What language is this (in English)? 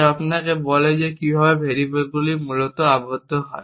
Bangla